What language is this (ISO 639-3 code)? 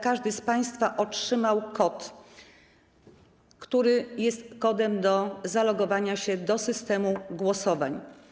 pol